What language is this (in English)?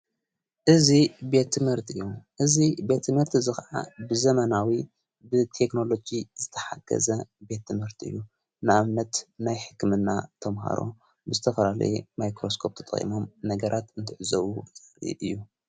Tigrinya